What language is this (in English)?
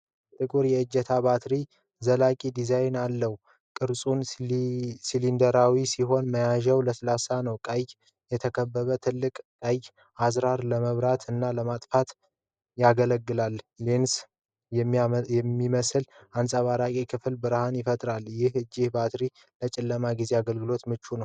Amharic